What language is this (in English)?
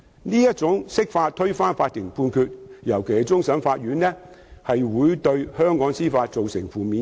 Cantonese